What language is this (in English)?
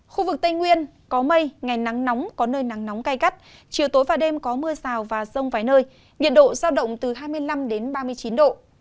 Vietnamese